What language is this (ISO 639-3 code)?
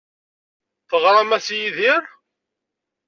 kab